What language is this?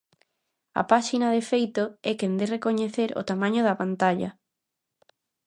Galician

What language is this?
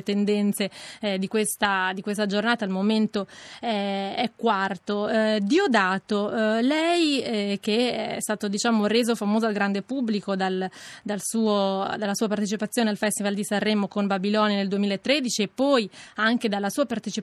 Italian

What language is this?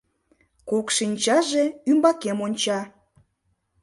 Mari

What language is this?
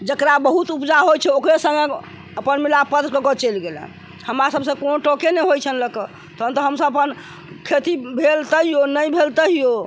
Maithili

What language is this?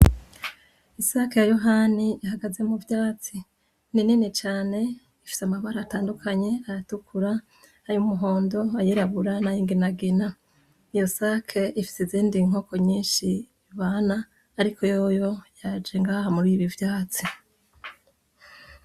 Rundi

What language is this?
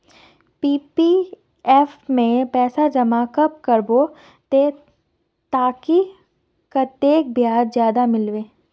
Magahi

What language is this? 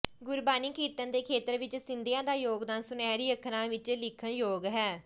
Punjabi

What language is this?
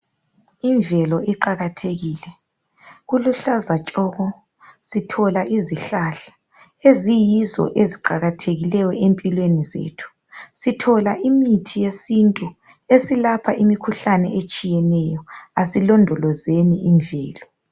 North Ndebele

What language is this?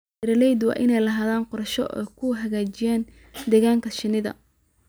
Somali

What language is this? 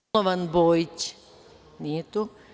Serbian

